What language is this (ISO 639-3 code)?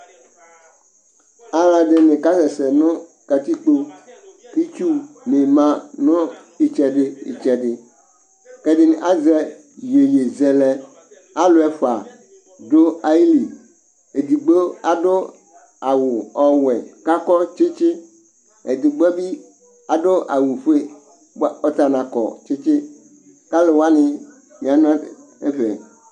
kpo